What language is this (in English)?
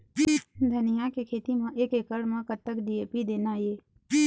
Chhattisgarhi